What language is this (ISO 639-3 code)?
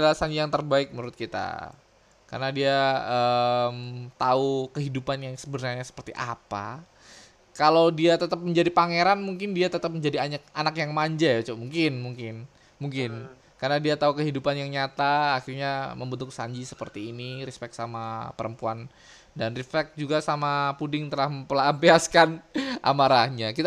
ind